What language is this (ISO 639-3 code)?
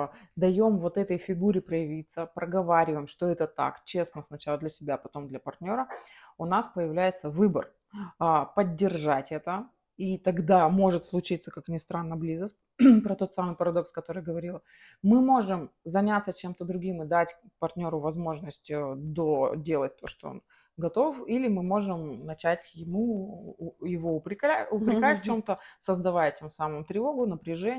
rus